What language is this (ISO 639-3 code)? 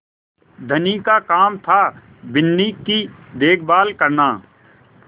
hin